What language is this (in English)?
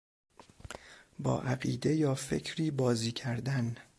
Persian